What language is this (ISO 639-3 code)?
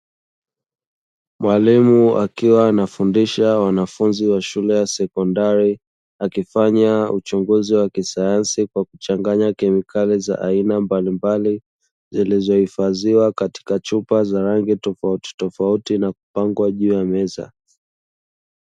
swa